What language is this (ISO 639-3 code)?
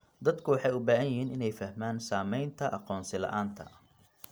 som